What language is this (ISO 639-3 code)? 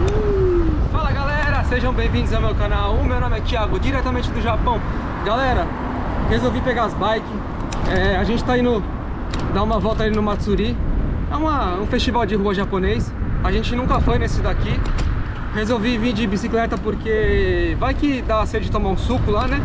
por